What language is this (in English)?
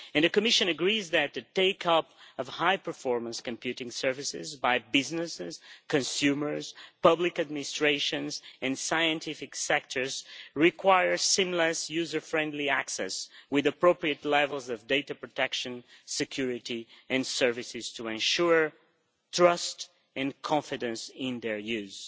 English